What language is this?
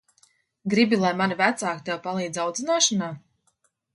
Latvian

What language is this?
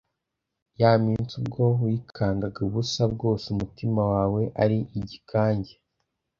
Kinyarwanda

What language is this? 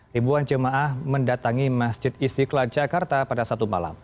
Indonesian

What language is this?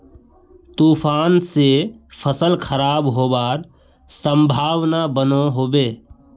Magahi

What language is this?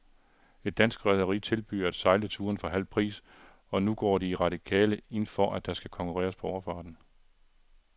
Danish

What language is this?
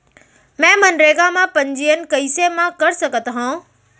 Chhattisgarhi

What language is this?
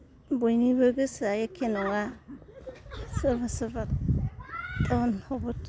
Bodo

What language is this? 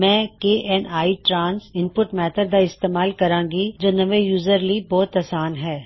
Punjabi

